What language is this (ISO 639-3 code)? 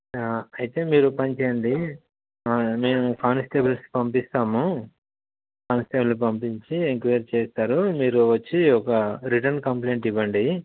tel